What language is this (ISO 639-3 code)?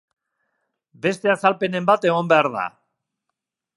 eus